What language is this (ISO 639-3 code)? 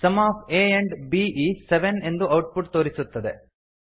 kan